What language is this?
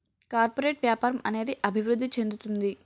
Telugu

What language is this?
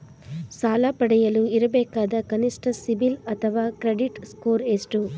Kannada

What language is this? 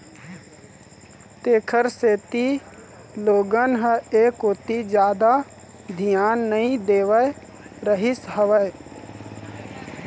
Chhattisgarhi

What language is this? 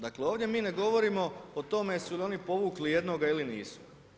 Croatian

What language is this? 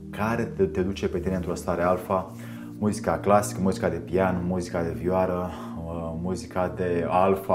Romanian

